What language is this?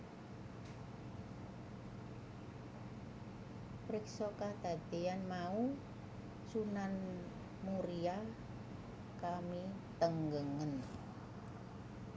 Javanese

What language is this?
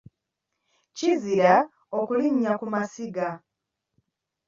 Ganda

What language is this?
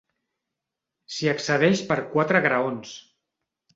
Catalan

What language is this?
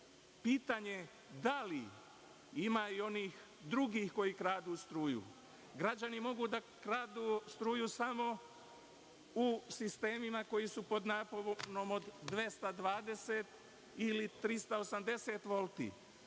Serbian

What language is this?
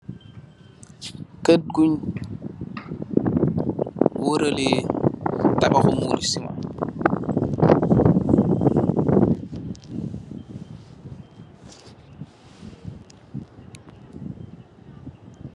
Wolof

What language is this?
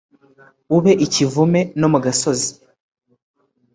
Kinyarwanda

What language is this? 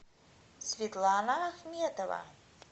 Russian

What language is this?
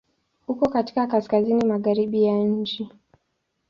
Swahili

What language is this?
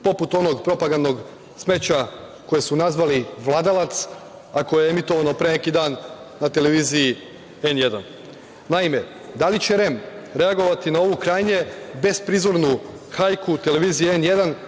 Serbian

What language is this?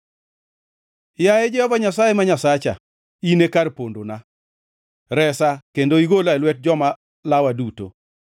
Luo (Kenya and Tanzania)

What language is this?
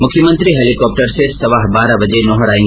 Hindi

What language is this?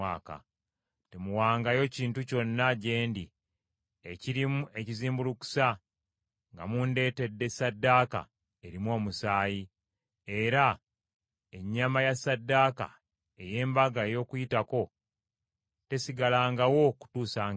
Ganda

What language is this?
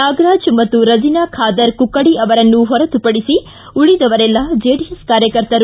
Kannada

